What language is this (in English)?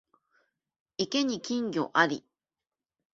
Japanese